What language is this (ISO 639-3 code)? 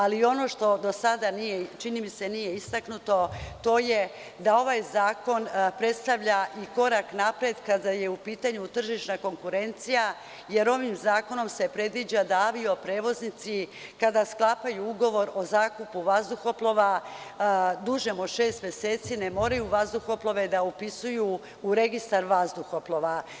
srp